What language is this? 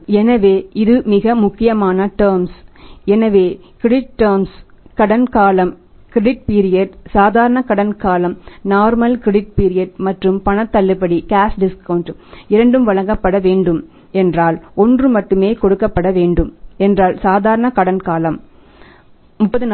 Tamil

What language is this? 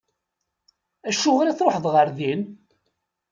Kabyle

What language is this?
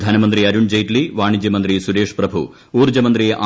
Malayalam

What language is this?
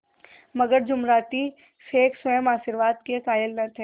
Hindi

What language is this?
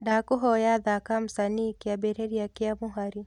Kikuyu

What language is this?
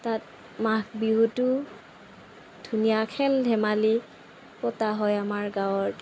Assamese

